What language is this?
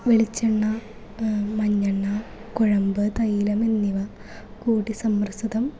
Malayalam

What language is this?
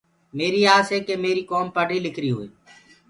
Gurgula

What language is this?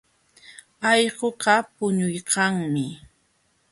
Jauja Wanca Quechua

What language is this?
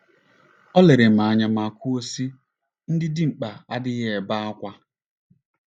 Igbo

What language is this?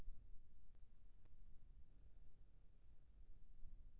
Chhattisgarhi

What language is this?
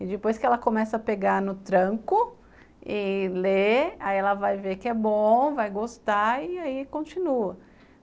Portuguese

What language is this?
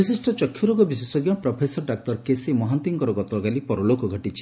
Odia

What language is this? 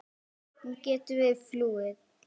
Icelandic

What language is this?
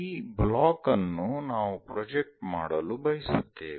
Kannada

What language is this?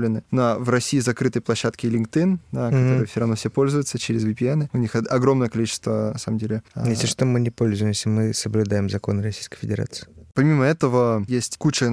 Russian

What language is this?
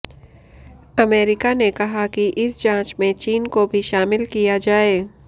Hindi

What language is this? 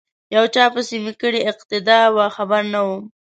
Pashto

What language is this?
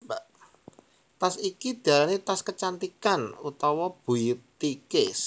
Javanese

